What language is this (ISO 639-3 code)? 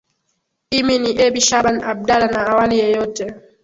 swa